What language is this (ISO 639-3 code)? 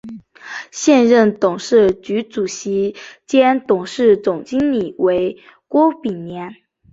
zho